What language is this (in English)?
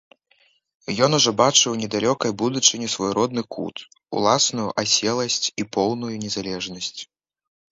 Belarusian